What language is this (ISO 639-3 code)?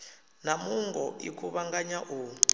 ven